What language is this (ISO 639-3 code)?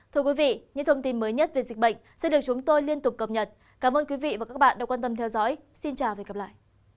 vie